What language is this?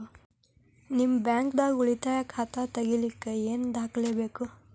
Kannada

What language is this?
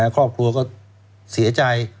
Thai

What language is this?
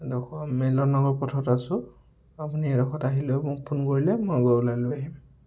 Assamese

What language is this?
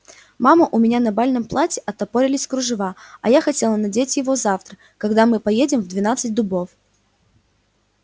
Russian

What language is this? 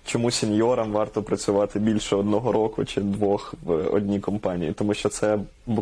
Ukrainian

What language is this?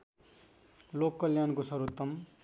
Nepali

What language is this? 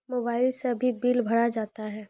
Maithili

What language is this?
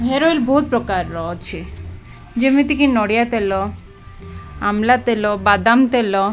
Odia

